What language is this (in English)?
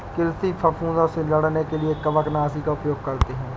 Hindi